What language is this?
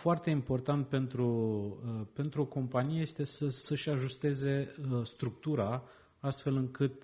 Romanian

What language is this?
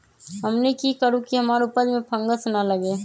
Magahi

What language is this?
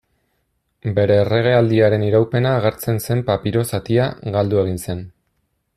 Basque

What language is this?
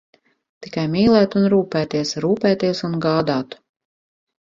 Latvian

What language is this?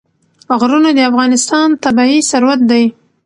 Pashto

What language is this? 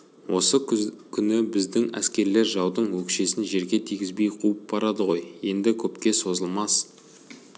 Kazakh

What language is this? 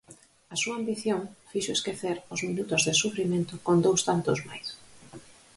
Galician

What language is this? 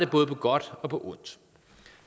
Danish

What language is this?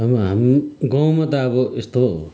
Nepali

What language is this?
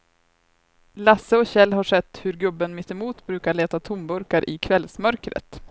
Swedish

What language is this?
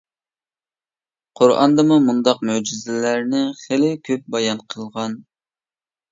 Uyghur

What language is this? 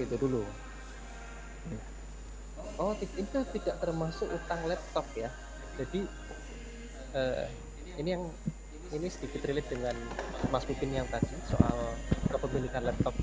Indonesian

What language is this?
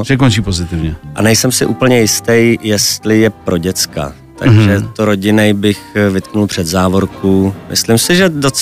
Czech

